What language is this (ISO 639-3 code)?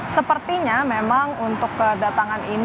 ind